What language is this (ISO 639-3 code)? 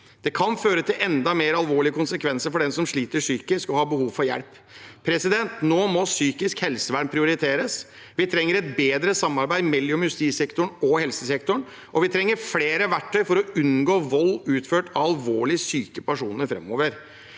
nor